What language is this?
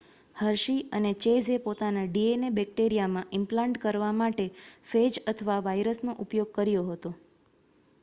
Gujarati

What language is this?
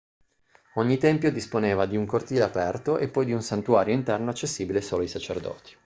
Italian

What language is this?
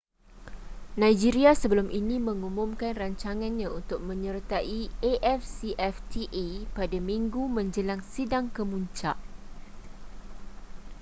Malay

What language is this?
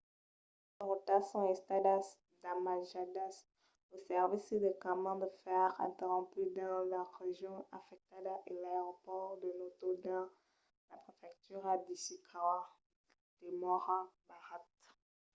Occitan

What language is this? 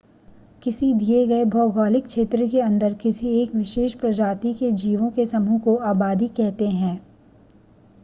Hindi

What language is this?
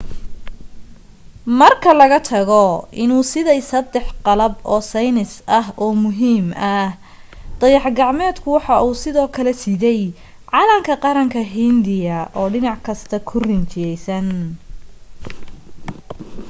Somali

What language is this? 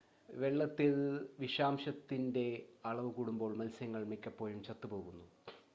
Malayalam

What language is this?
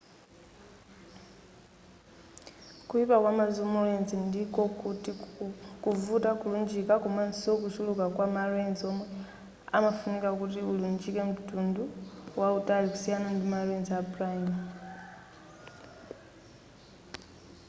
Nyanja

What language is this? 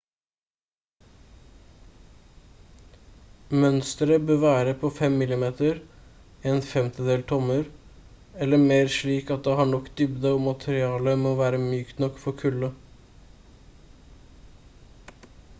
Norwegian Bokmål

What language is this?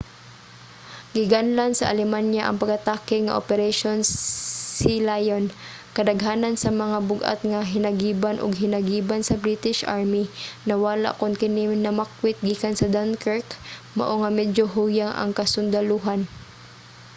Cebuano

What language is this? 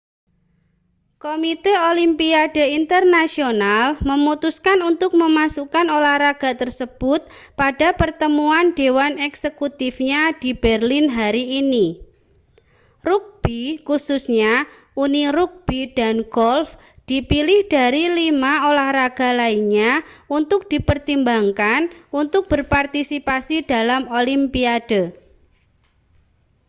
Indonesian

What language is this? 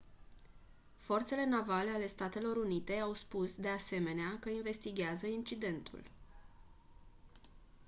Romanian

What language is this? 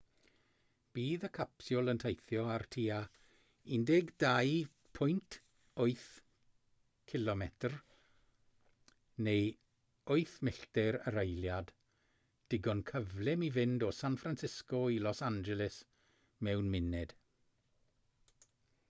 Welsh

